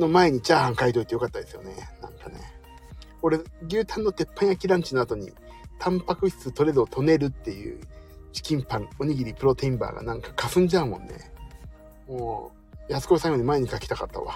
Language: Japanese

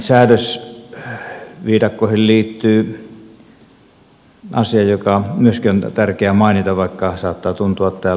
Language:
Finnish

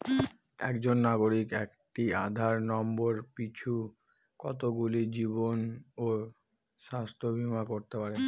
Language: Bangla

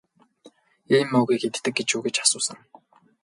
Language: Mongolian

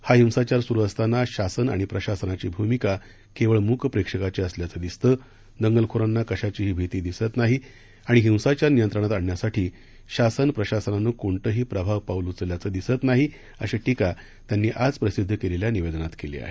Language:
Marathi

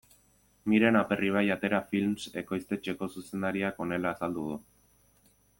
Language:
Basque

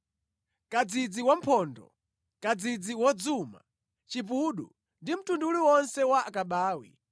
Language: Nyanja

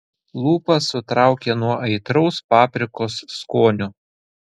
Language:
Lithuanian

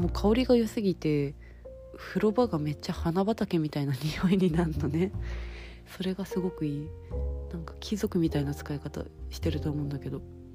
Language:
Japanese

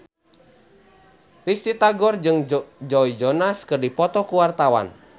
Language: Sundanese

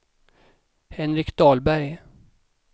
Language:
Swedish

